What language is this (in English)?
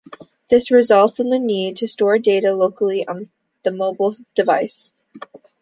English